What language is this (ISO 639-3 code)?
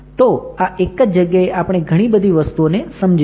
guj